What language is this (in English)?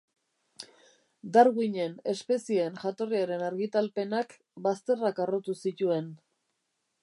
Basque